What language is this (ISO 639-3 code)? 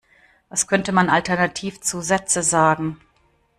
deu